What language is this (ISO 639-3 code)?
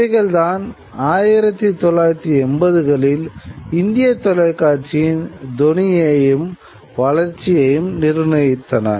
tam